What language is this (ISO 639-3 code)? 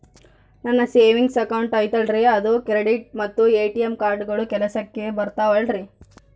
kan